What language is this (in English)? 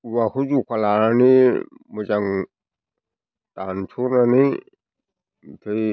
Bodo